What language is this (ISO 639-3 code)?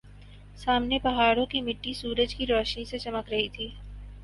urd